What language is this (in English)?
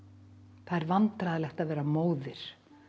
Icelandic